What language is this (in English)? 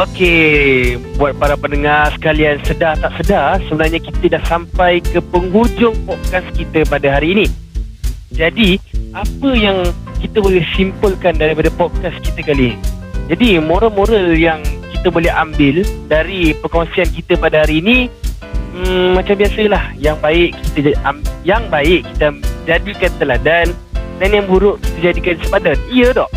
Malay